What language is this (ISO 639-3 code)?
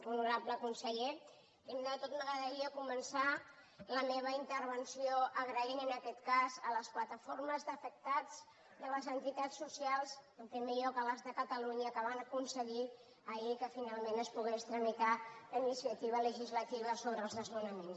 cat